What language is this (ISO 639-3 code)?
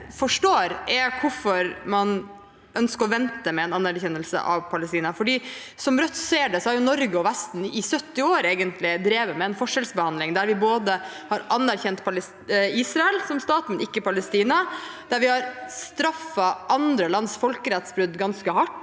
nor